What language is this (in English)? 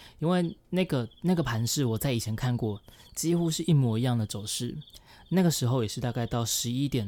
Chinese